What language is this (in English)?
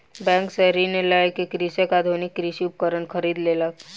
Maithili